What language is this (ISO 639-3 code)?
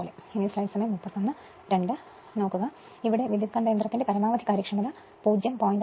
mal